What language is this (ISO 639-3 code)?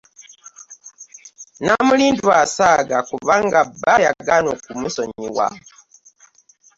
lug